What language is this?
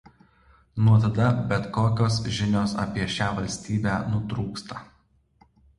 Lithuanian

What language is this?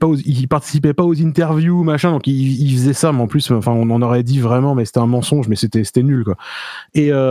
French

